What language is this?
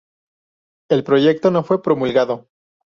Spanish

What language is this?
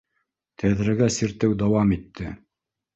Bashkir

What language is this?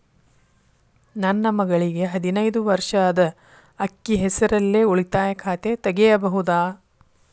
Kannada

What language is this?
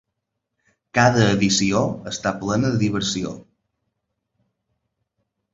Catalan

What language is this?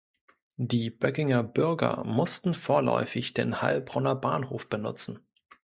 German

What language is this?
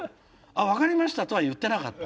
Japanese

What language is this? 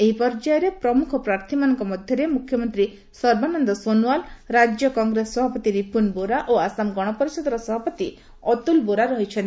Odia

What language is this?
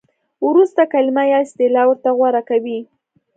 Pashto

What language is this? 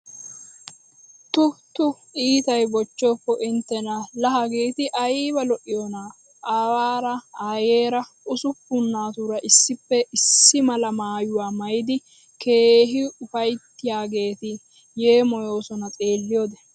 Wolaytta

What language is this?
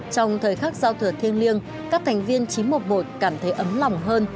Vietnamese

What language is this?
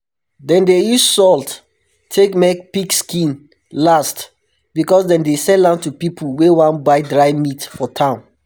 Nigerian Pidgin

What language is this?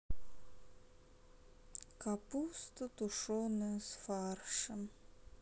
Russian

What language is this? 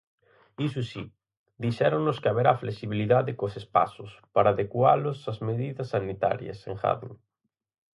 Galician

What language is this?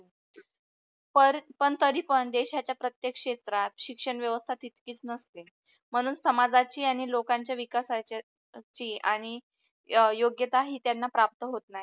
Marathi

